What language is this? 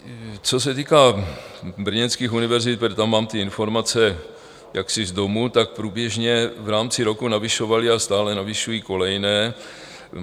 Czech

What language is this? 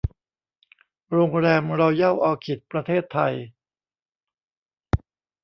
Thai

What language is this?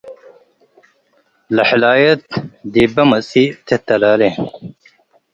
Tigre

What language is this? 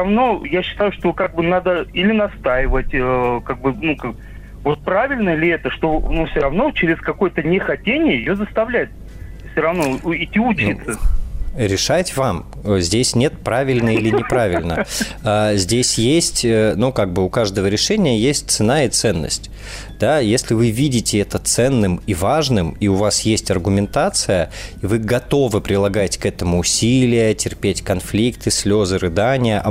Russian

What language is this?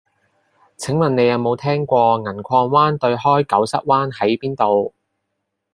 Cantonese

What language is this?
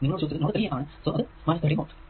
Malayalam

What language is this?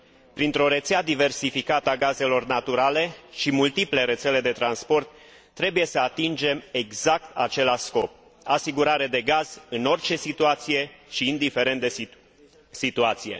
Romanian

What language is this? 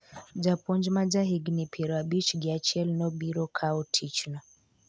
Luo (Kenya and Tanzania)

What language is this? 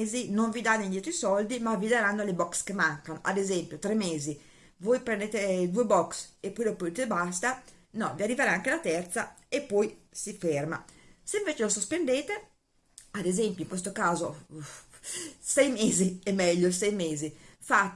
Italian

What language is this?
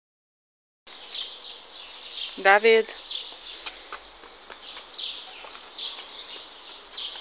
Hungarian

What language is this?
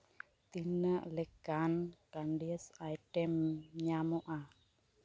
Santali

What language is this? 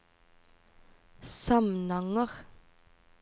Norwegian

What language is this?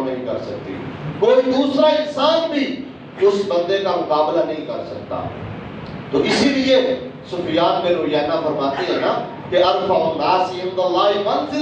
Urdu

